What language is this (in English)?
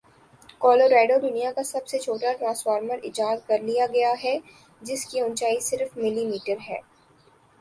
Urdu